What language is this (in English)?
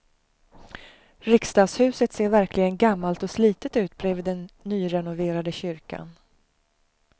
Swedish